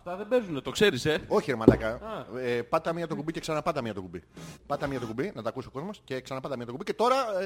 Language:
Greek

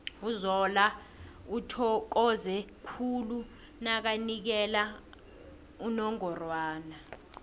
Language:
South Ndebele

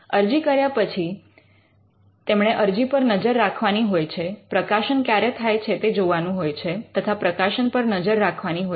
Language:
Gujarati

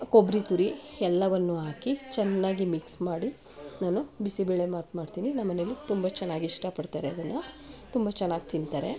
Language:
Kannada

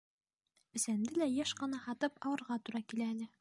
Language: Bashkir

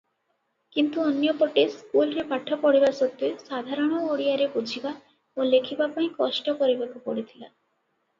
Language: Odia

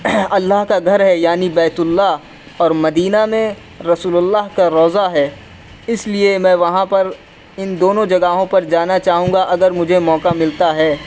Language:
Urdu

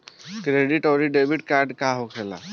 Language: Bhojpuri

